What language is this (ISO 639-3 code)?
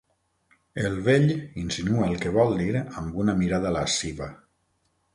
cat